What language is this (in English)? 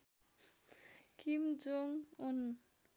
Nepali